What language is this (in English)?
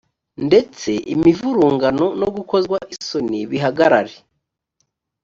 Kinyarwanda